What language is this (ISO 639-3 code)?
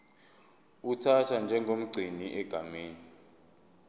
zul